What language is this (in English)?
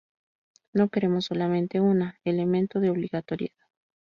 Spanish